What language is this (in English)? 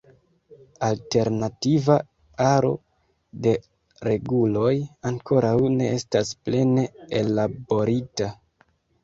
Esperanto